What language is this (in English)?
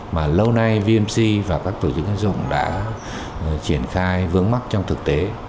Vietnamese